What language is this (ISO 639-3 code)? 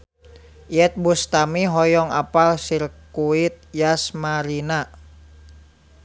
sun